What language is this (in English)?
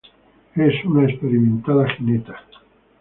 Spanish